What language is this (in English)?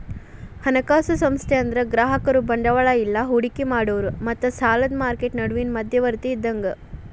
Kannada